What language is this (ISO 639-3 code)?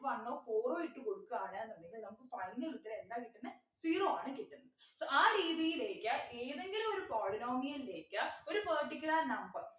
mal